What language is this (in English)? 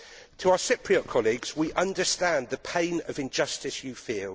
English